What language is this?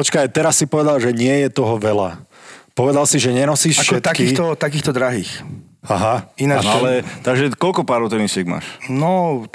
Slovak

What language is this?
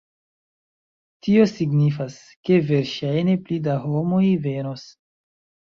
Esperanto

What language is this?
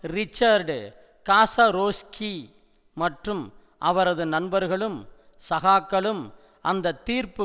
Tamil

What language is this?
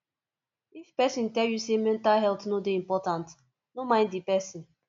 Nigerian Pidgin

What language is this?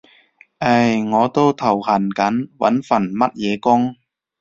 Cantonese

